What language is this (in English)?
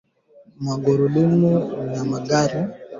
Swahili